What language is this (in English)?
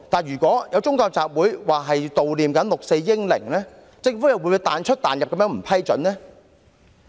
Cantonese